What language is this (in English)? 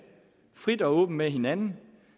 Danish